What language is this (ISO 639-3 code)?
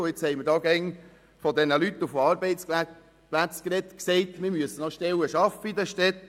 gsw